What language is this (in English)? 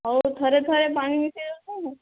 Odia